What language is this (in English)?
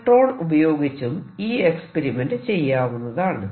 Malayalam